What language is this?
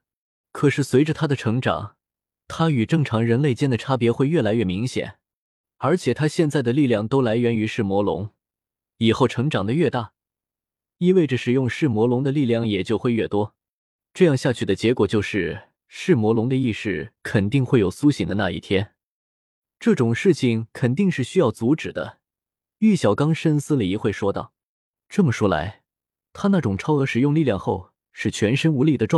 Chinese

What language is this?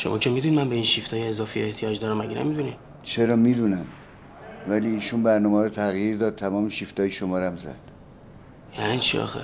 Persian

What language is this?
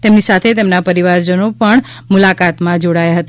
Gujarati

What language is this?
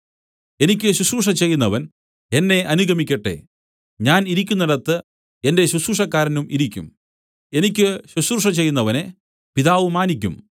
Malayalam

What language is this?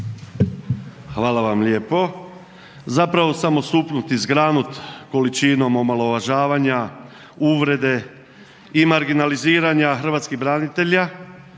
Croatian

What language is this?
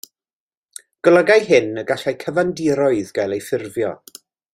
Welsh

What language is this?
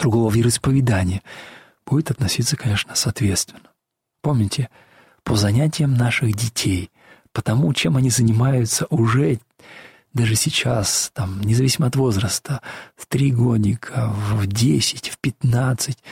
Russian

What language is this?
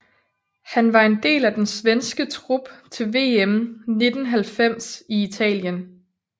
Danish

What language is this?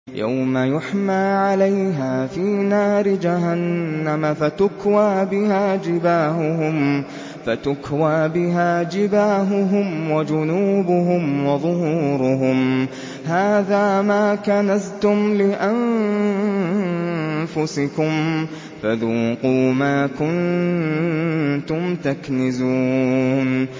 Arabic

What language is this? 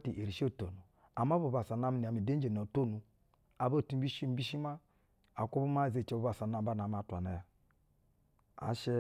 Basa (Nigeria)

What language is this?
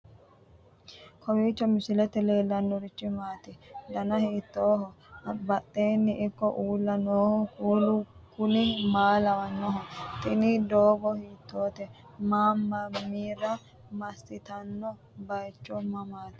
Sidamo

